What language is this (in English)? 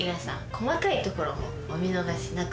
Japanese